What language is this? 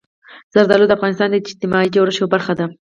Pashto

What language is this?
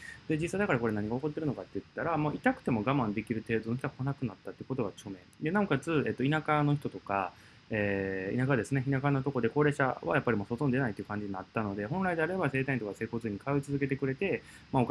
Japanese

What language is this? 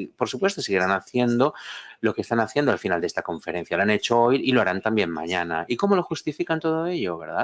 Spanish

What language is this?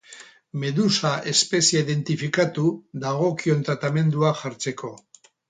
Basque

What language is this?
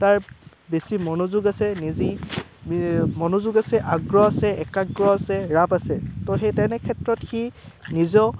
Assamese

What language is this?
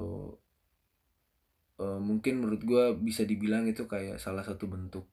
Indonesian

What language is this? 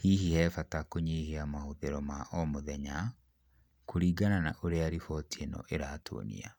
Kikuyu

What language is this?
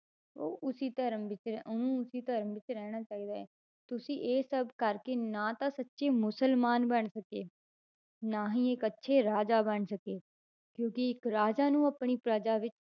Punjabi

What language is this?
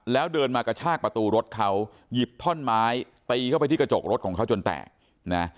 Thai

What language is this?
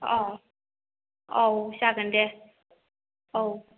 Bodo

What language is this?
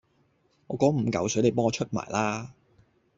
Cantonese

